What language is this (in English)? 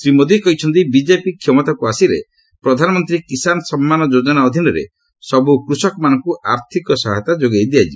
Odia